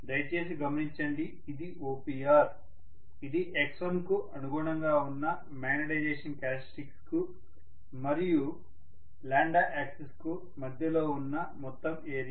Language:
Telugu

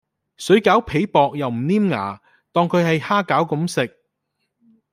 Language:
Cantonese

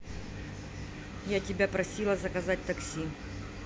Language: Russian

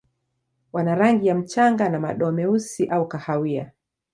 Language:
Swahili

